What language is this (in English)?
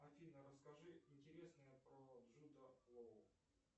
Russian